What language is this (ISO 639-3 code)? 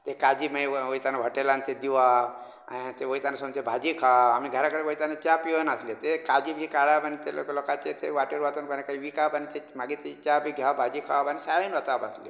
kok